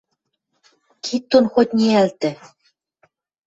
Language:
Western Mari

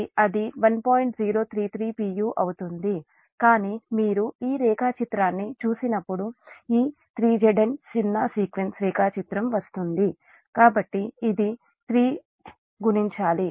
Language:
Telugu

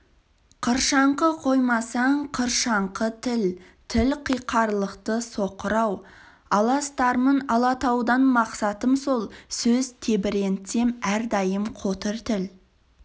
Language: Kazakh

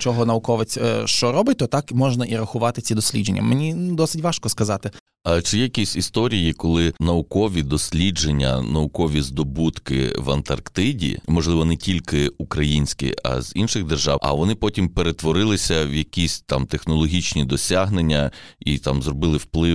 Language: Ukrainian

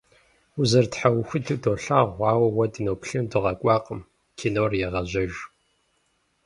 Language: Kabardian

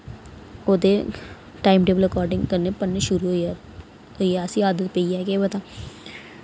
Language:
Dogri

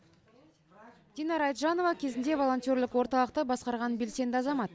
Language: Kazakh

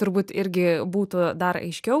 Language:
Lithuanian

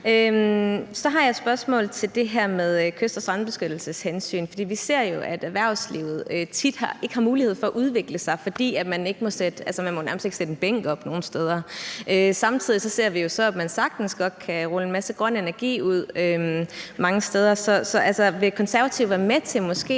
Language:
Danish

